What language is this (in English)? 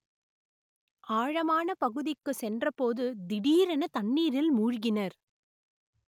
Tamil